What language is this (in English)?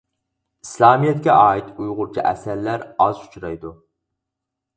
Uyghur